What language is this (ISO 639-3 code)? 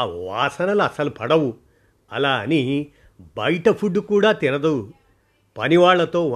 tel